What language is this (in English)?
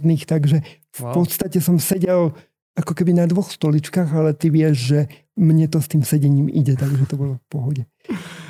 Slovak